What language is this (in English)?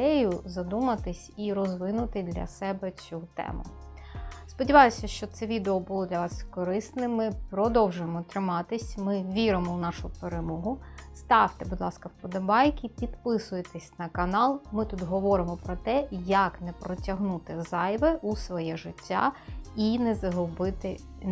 Ukrainian